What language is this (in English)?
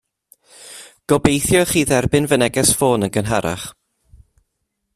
Welsh